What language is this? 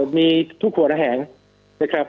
Thai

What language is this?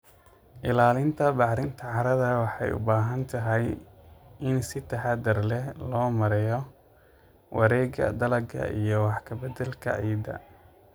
Somali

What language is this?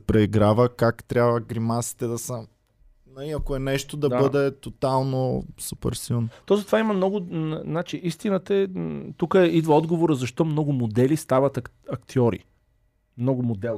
Bulgarian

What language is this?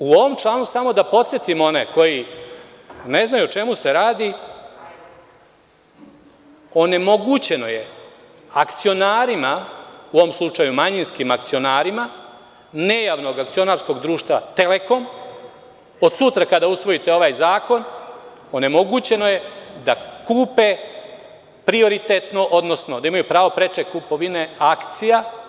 Serbian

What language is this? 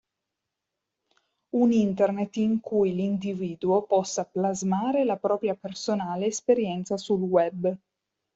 Italian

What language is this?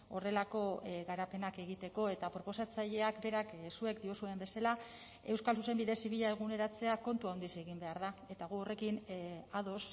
Basque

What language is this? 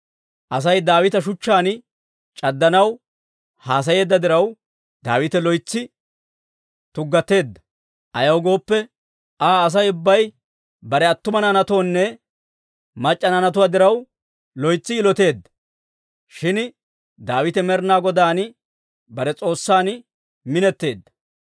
Dawro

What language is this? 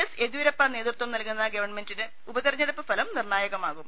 Malayalam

